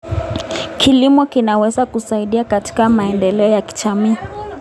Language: Kalenjin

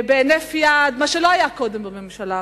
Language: Hebrew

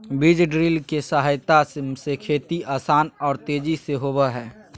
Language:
Magahi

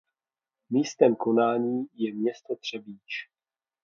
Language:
Czech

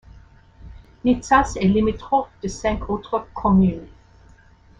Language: French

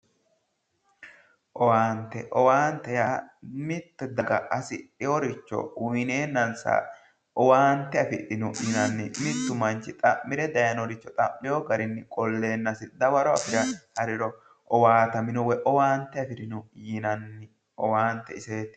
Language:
Sidamo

